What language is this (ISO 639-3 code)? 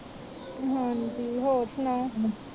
pan